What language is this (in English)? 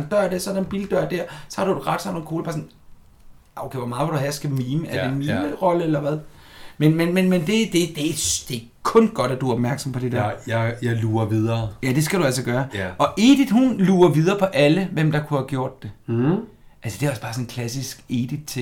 Danish